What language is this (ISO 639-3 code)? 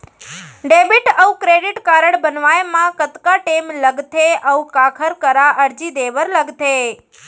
hne